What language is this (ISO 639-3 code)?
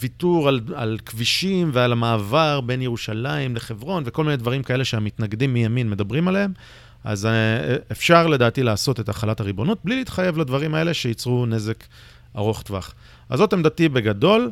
heb